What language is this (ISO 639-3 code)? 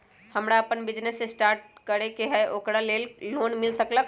mag